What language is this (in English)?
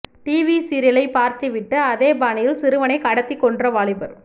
Tamil